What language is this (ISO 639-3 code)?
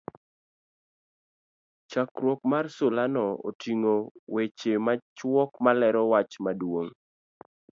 luo